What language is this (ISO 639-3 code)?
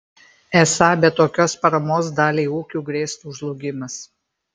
lit